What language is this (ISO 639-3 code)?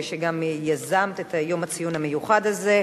heb